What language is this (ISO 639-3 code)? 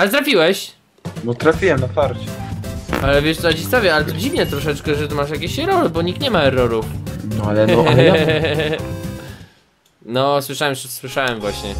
pol